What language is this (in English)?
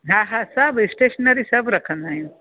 Sindhi